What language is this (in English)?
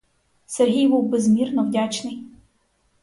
Ukrainian